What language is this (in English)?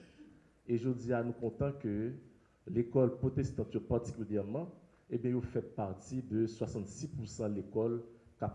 French